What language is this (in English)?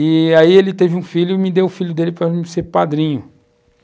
Portuguese